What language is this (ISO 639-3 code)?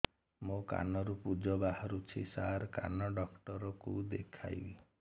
ori